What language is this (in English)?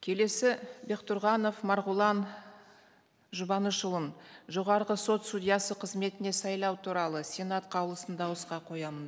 Kazakh